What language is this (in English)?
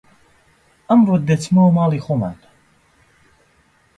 Central Kurdish